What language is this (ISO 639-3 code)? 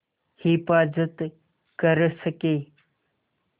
hin